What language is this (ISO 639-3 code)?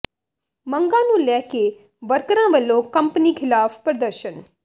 pan